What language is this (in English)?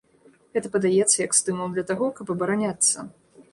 Belarusian